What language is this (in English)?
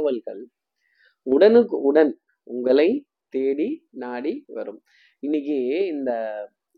Tamil